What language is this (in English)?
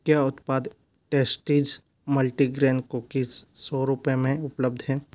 Hindi